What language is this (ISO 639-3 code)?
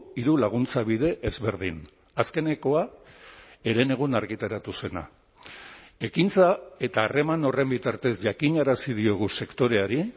eus